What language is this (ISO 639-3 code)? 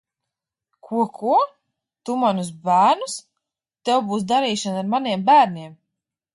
lav